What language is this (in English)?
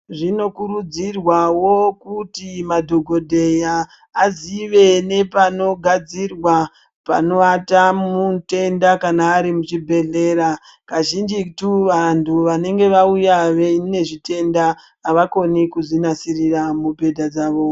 Ndau